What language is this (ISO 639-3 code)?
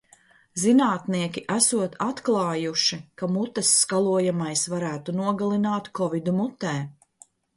lav